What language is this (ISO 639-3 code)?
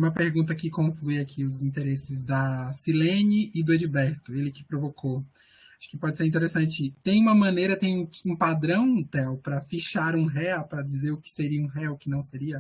por